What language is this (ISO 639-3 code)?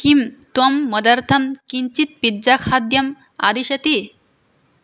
san